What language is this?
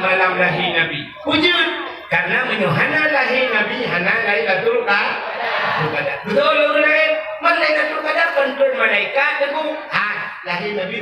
Malay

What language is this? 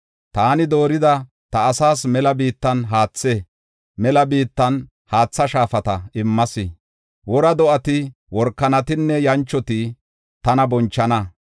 Gofa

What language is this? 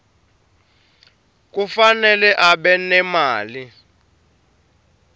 Swati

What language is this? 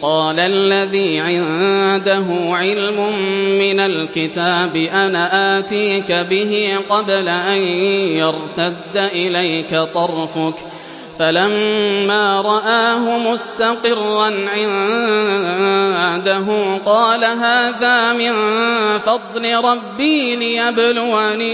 Arabic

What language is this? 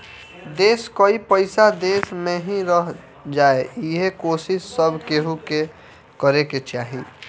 Bhojpuri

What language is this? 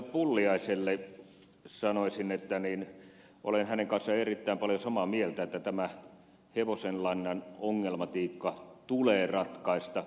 Finnish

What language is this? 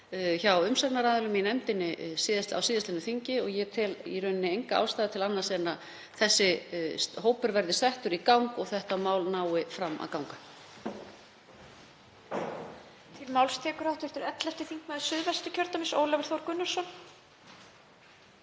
Icelandic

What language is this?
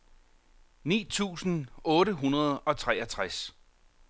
Danish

